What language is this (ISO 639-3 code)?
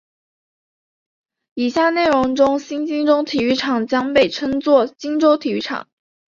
zho